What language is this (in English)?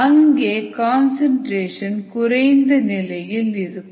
Tamil